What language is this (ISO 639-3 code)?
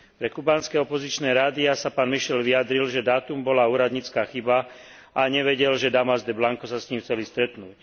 slk